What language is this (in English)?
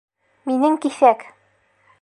Bashkir